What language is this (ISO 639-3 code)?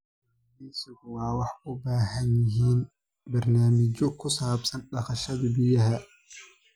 som